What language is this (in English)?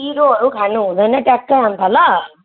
Nepali